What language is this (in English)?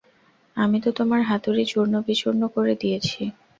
Bangla